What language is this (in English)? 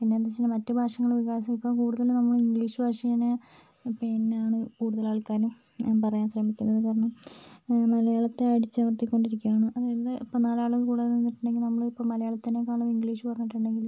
Malayalam